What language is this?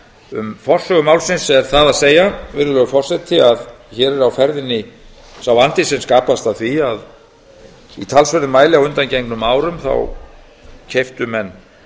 Icelandic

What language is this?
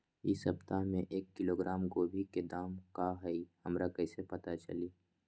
Magahi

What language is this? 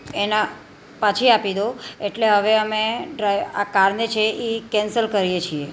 Gujarati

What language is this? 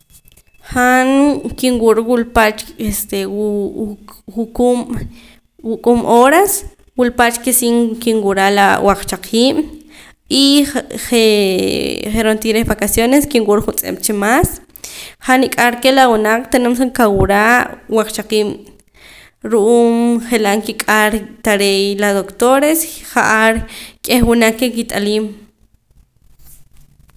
Poqomam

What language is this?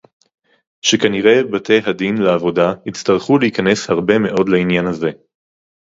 Hebrew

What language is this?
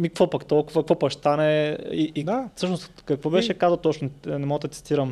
Bulgarian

